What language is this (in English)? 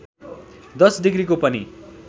Nepali